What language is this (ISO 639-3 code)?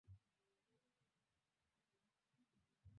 swa